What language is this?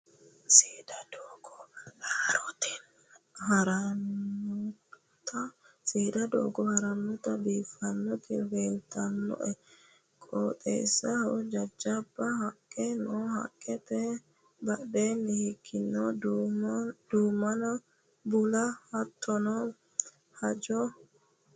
Sidamo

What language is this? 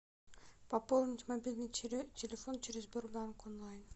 Russian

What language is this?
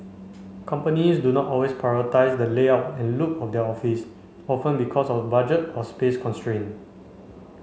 English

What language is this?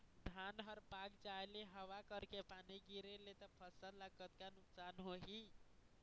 Chhattisgarhi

